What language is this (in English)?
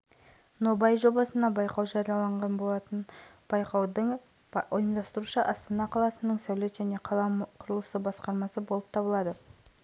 Kazakh